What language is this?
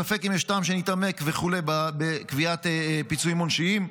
Hebrew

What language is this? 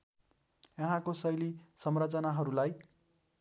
Nepali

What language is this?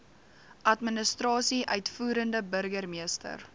Afrikaans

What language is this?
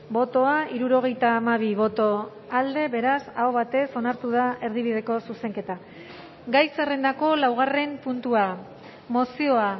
Basque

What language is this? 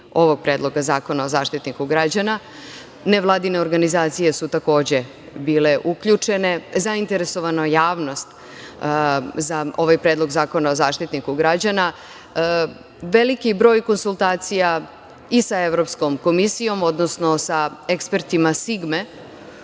Serbian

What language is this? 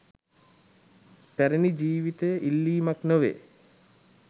Sinhala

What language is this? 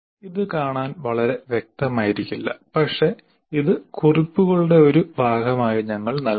Malayalam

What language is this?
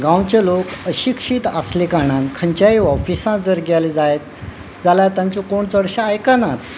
Konkani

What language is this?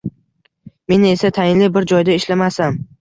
Uzbek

